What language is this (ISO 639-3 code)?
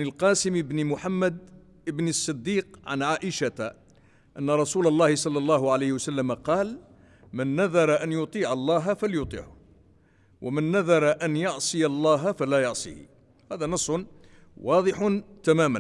ara